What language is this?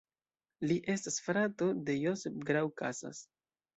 Esperanto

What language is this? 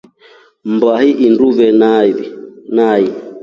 Rombo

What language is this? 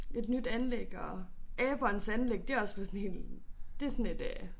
Danish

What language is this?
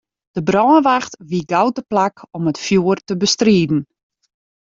Western Frisian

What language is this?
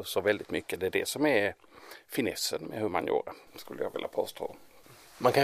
Swedish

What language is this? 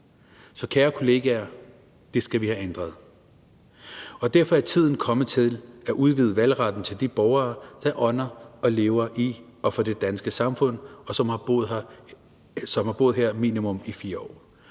Danish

